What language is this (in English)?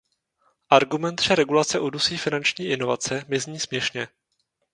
Czech